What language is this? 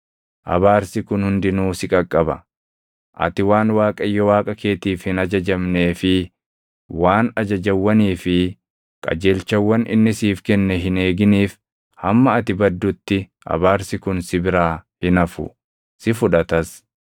Oromo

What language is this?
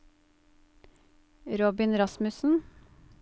Norwegian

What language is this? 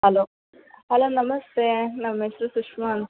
Kannada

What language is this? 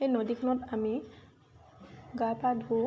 Assamese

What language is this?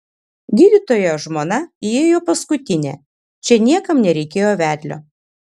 Lithuanian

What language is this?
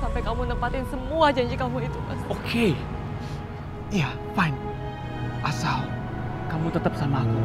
Indonesian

